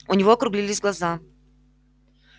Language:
Russian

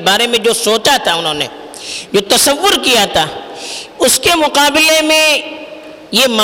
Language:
Urdu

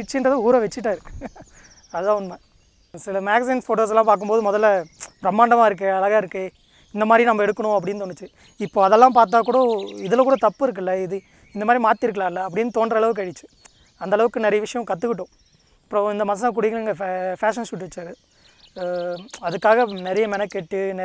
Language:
Spanish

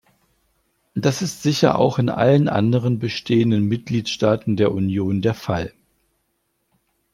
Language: German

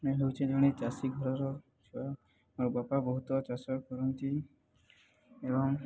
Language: Odia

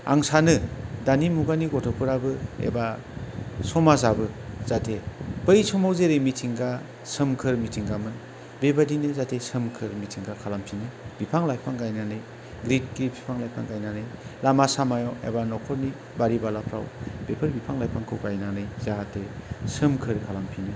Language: Bodo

